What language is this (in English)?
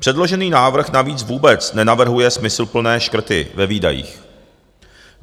Czech